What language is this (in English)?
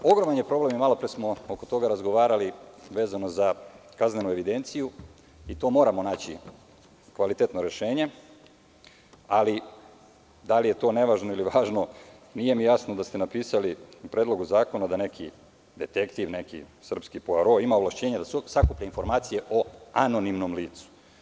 Serbian